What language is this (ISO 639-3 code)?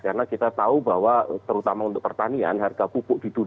ind